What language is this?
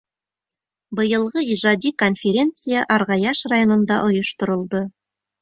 Bashkir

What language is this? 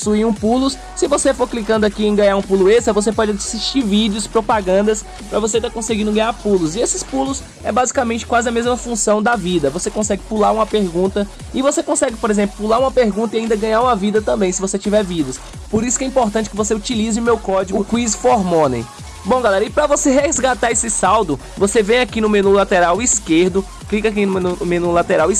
Portuguese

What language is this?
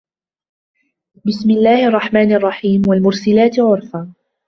Arabic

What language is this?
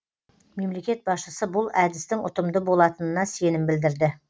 Kazakh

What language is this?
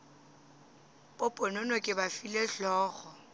Northern Sotho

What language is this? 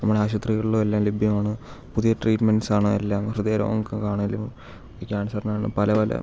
Malayalam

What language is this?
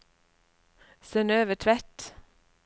Norwegian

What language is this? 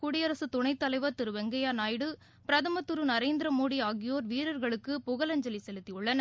Tamil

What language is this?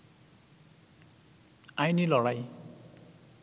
Bangla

